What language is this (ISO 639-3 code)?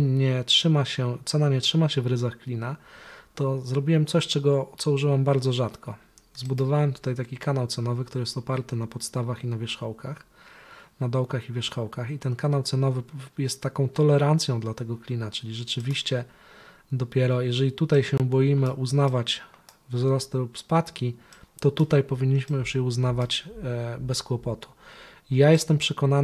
pol